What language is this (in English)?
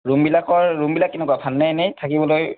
Assamese